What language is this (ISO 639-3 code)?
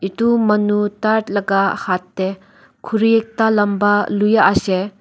nag